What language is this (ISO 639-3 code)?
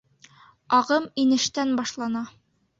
bak